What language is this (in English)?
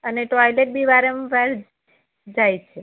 Gujarati